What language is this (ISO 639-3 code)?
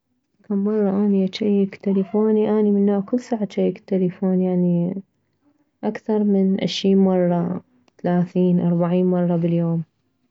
acm